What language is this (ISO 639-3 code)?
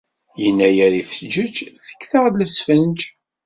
kab